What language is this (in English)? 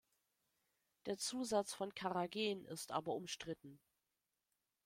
German